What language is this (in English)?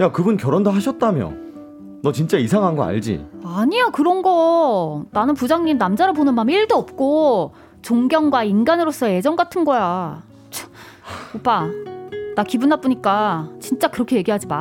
Korean